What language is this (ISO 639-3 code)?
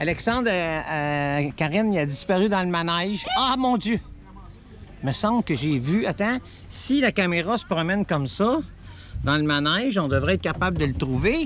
fra